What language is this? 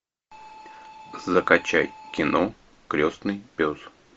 Russian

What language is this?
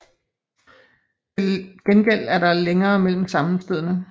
Danish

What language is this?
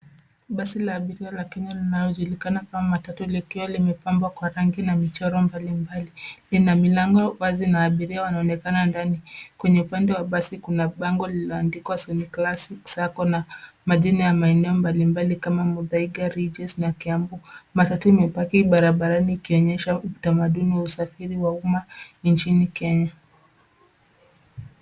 Swahili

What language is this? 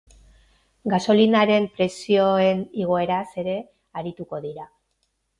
Basque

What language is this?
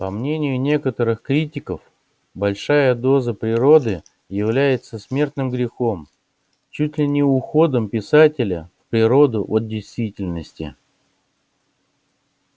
Russian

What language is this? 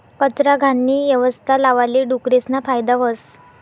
Marathi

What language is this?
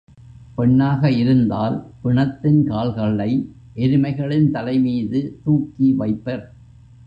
Tamil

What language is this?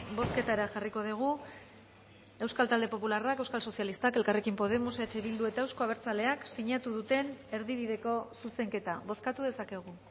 Basque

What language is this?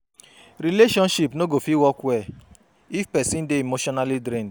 Nigerian Pidgin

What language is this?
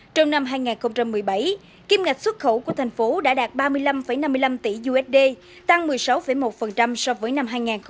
Vietnamese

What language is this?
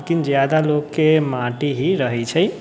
Maithili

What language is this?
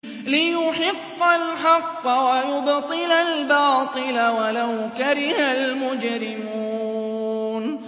Arabic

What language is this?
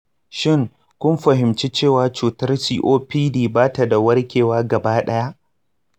Hausa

